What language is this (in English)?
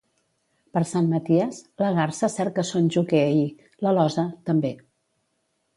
Catalan